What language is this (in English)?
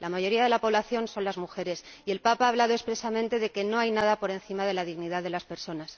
Spanish